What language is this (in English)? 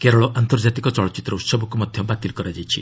Odia